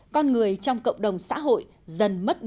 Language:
Vietnamese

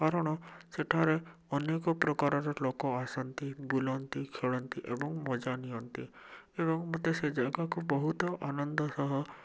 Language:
Odia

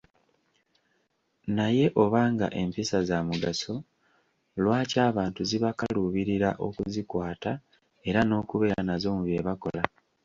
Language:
Ganda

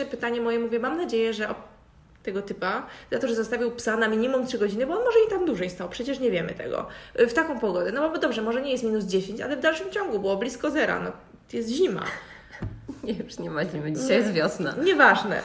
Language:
Polish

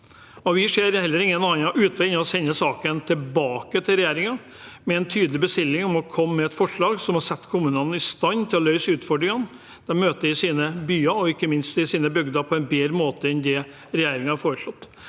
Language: Norwegian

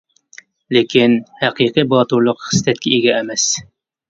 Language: Uyghur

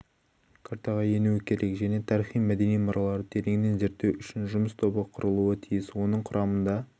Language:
Kazakh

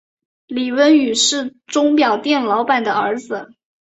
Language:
Chinese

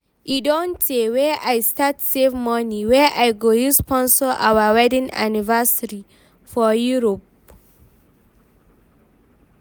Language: Nigerian Pidgin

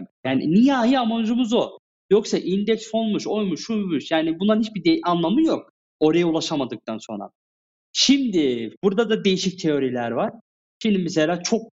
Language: Turkish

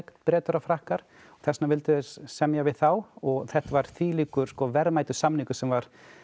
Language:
Icelandic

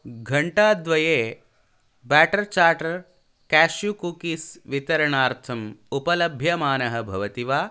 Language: Sanskrit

